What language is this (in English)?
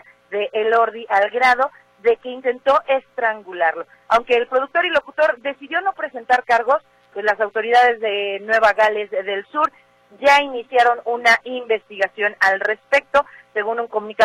Spanish